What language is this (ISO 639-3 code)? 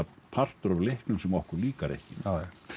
isl